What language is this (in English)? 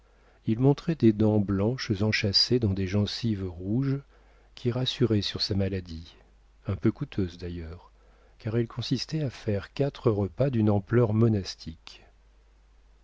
French